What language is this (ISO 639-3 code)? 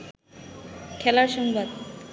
ben